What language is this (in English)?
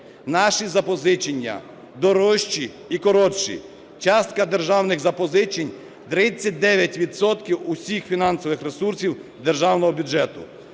Ukrainian